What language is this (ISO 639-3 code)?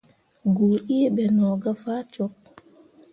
mua